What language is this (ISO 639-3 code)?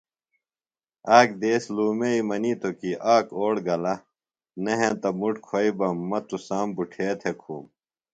phl